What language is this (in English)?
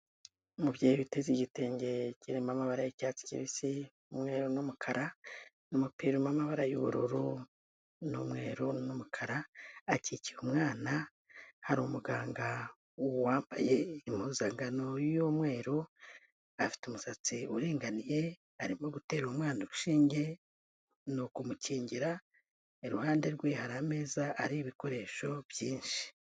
Kinyarwanda